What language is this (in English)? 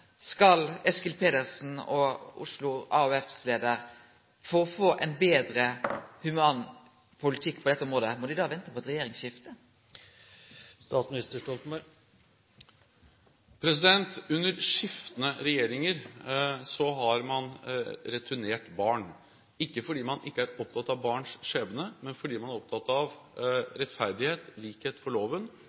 Norwegian